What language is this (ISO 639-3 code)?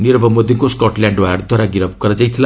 ori